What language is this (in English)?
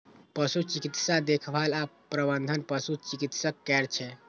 Maithili